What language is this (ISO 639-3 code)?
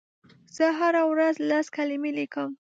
pus